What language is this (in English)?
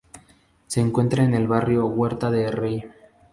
Spanish